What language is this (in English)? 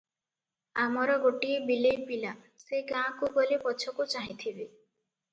Odia